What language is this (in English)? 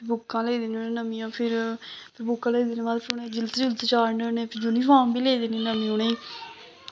Dogri